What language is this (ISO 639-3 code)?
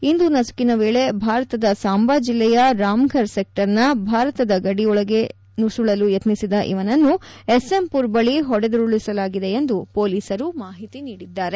kan